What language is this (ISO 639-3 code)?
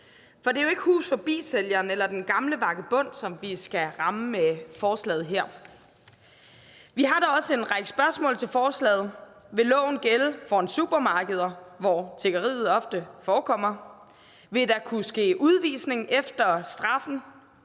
dan